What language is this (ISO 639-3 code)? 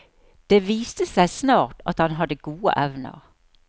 nor